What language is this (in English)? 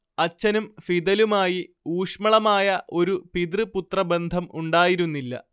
Malayalam